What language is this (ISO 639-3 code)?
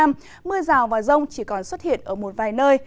vie